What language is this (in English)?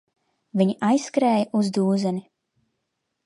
Latvian